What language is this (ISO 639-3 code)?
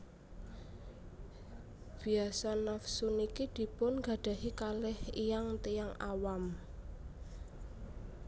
jav